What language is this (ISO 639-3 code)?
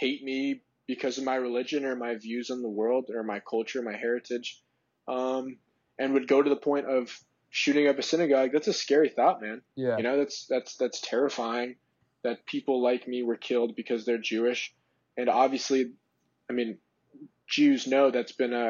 eng